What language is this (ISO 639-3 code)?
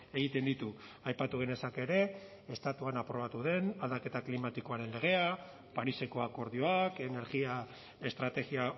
eus